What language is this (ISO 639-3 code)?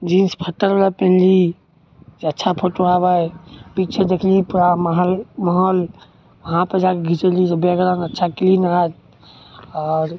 mai